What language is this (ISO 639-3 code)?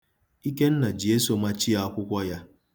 ibo